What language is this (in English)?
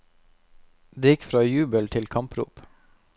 Norwegian